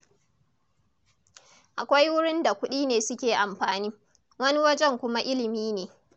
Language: Hausa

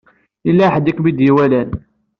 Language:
Kabyle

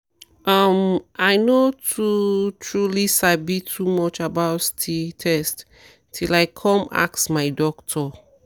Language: Nigerian Pidgin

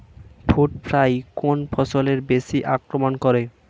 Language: Bangla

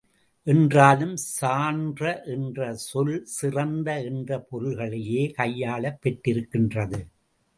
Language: Tamil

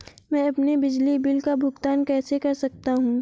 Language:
Hindi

